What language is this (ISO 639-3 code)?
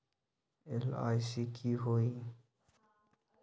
mag